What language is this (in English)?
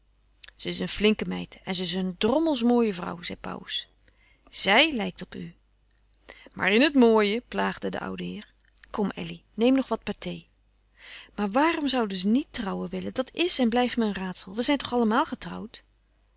Dutch